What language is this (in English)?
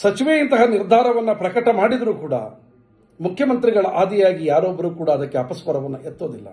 Kannada